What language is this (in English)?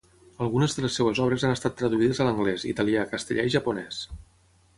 Catalan